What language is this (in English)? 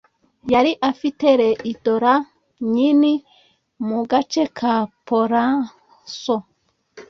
Kinyarwanda